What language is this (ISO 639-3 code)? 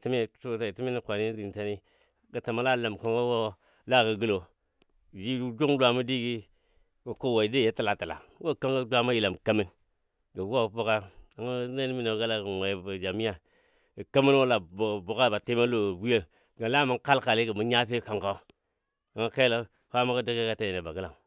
dbd